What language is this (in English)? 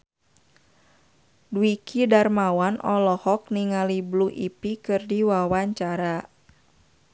Sundanese